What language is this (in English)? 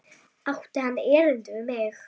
Icelandic